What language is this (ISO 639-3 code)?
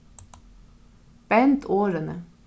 fao